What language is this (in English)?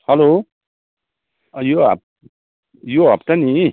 Nepali